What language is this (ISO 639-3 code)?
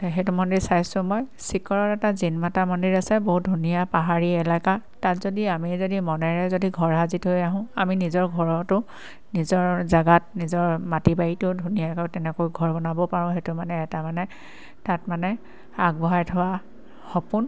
asm